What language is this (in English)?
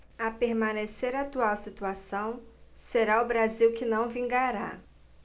Portuguese